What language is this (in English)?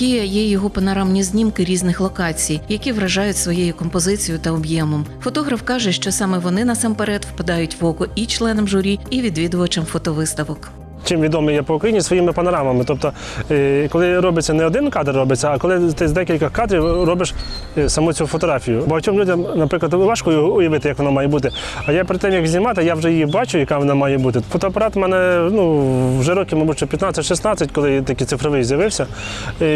Ukrainian